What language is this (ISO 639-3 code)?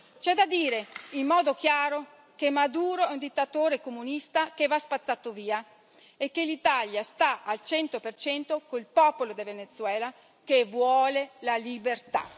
ita